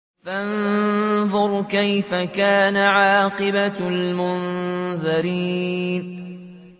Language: Arabic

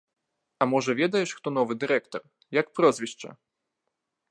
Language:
Belarusian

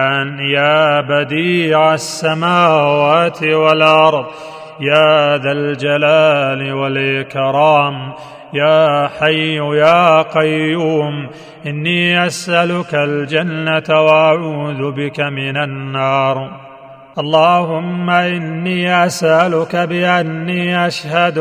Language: Arabic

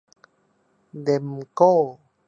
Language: Thai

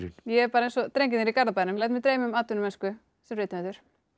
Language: Icelandic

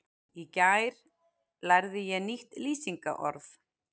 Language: Icelandic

